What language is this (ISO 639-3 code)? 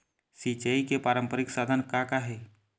hne